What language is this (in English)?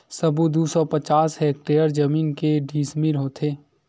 Chhattisgarhi